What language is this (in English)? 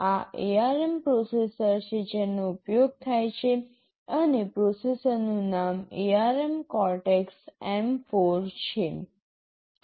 Gujarati